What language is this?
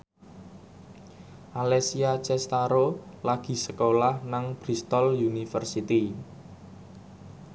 Javanese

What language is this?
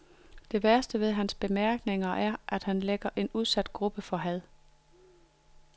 Danish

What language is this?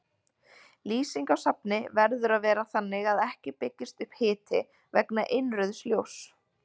Icelandic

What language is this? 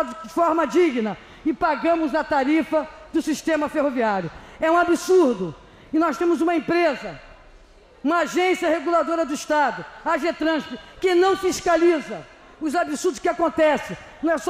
Portuguese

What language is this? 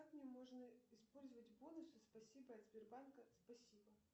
Russian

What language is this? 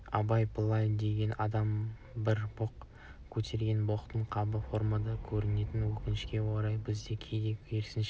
Kazakh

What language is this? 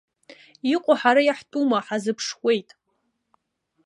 Abkhazian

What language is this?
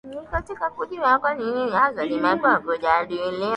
Swahili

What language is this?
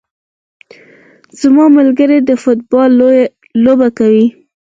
Pashto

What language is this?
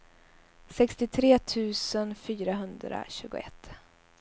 Swedish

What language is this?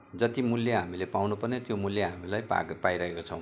Nepali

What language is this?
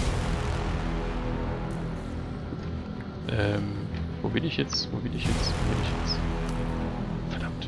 German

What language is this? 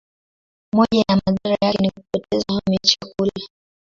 Swahili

